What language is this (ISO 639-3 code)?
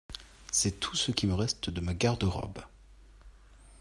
fra